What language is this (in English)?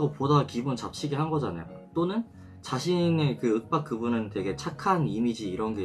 Korean